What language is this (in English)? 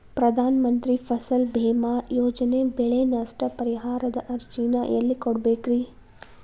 Kannada